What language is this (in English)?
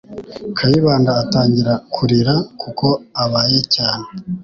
Kinyarwanda